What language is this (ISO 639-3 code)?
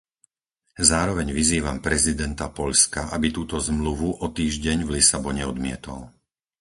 slk